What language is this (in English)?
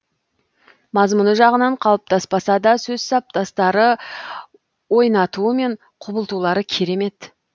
Kazakh